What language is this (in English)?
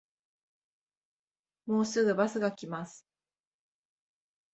Japanese